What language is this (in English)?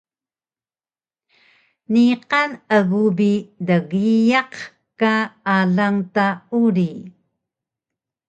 Taroko